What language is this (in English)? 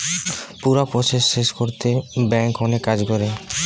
Bangla